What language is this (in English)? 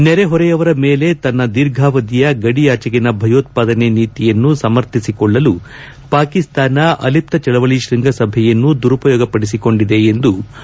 Kannada